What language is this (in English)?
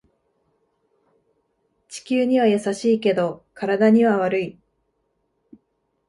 Japanese